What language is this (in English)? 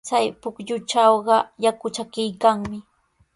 Sihuas Ancash Quechua